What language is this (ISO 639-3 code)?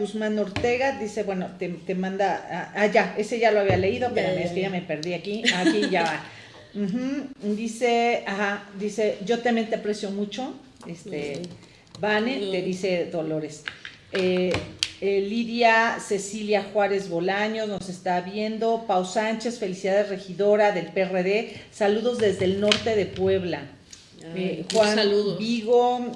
spa